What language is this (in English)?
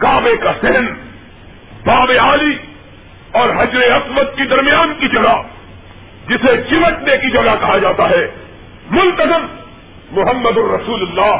Urdu